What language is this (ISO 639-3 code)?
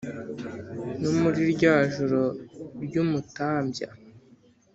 kin